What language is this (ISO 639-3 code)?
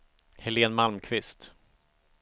swe